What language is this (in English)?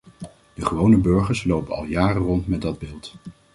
Dutch